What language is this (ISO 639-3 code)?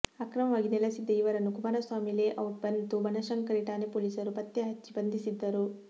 kan